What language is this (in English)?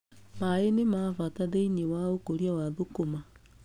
Kikuyu